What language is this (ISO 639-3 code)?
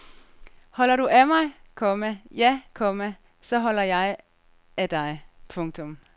dan